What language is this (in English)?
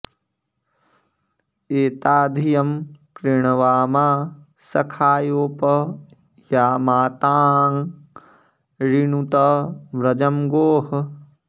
Sanskrit